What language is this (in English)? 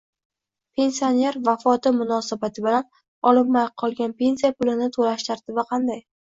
Uzbek